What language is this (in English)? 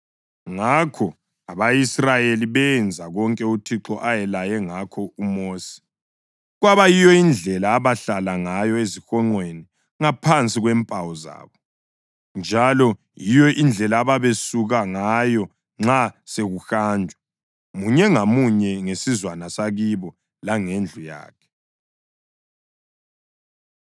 North Ndebele